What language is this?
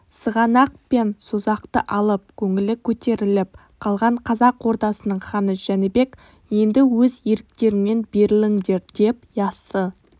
Kazakh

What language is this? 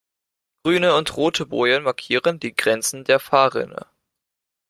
German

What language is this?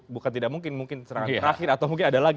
Indonesian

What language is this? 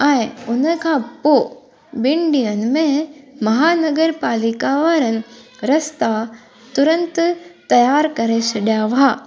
Sindhi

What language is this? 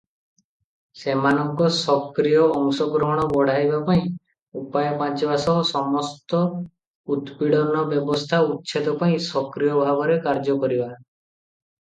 Odia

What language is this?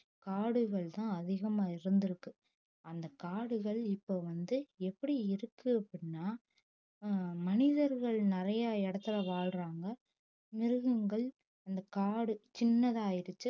Tamil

